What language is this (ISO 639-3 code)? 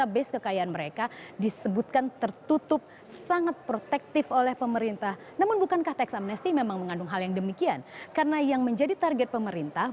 ind